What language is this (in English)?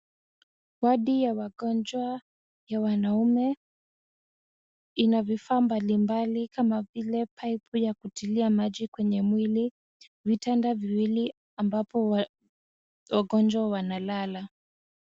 Swahili